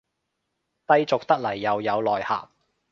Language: Cantonese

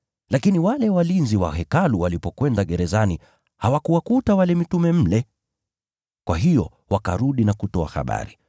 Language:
Swahili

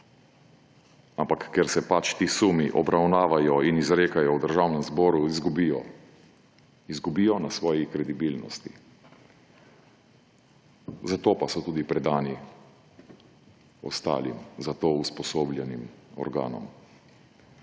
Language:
Slovenian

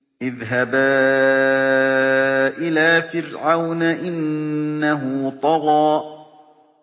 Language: Arabic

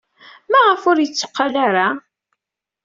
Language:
Kabyle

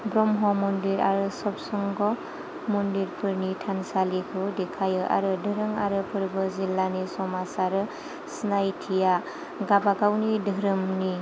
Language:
Bodo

